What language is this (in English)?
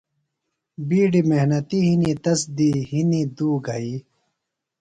Phalura